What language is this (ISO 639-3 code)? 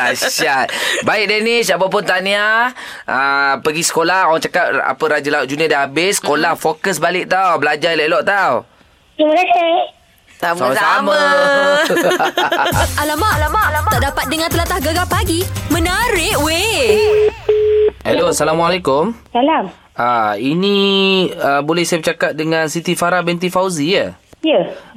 msa